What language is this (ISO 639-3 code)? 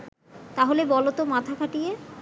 ben